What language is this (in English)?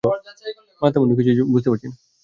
Bangla